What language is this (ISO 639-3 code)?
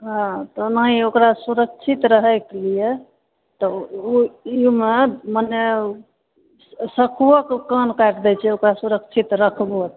mai